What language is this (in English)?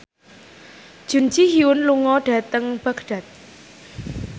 Javanese